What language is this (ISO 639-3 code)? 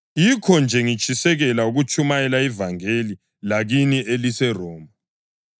nde